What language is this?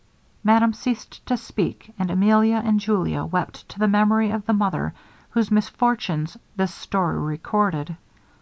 English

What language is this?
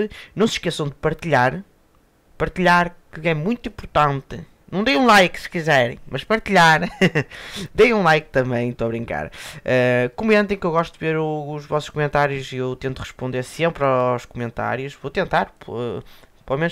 Portuguese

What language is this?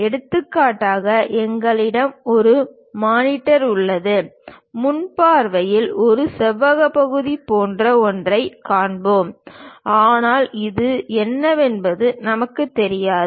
Tamil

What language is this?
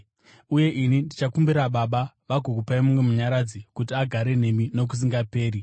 Shona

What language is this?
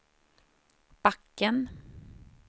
Swedish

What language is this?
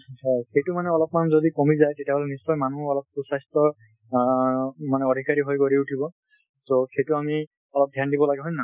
Assamese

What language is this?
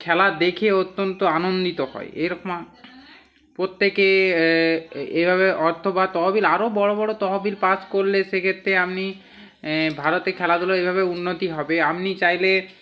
Bangla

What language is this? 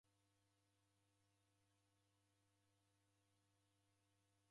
Taita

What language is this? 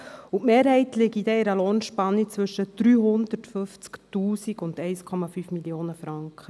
Swiss German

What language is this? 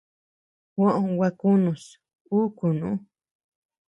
Tepeuxila Cuicatec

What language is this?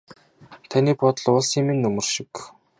Mongolian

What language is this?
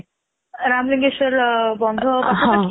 Odia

